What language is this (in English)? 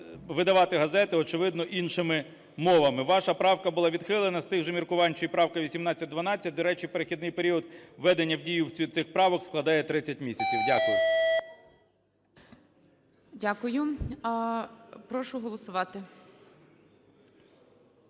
Ukrainian